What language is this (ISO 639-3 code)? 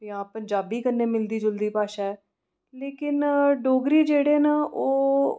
doi